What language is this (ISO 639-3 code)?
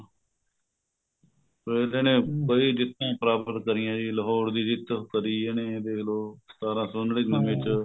pan